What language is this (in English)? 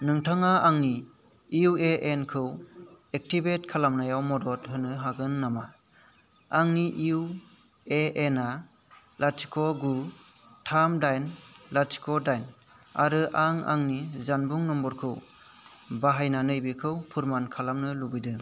Bodo